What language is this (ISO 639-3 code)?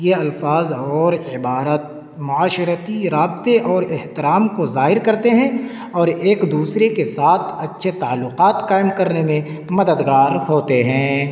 urd